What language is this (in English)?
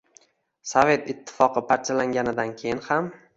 Uzbek